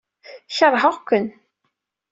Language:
Kabyle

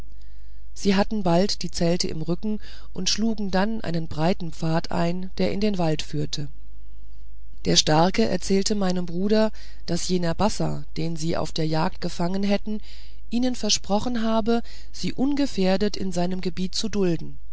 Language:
German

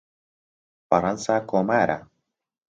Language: Central Kurdish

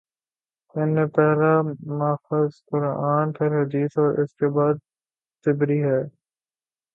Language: Urdu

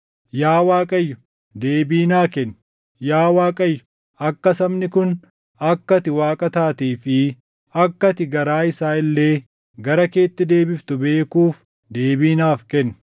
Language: Oromo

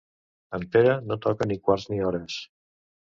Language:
Catalan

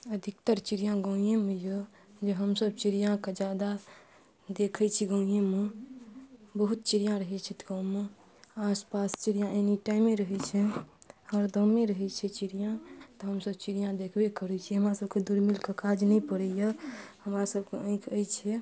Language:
Maithili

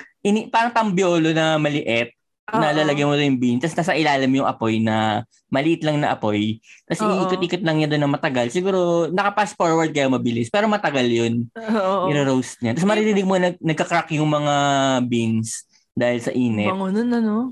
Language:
Filipino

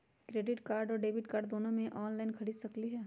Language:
Magahi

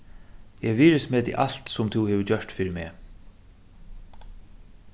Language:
Faroese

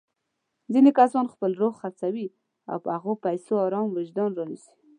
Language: Pashto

